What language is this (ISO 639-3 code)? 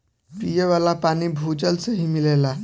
bho